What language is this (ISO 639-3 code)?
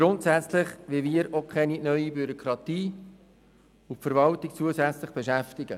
gsw